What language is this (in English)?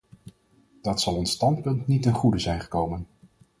Dutch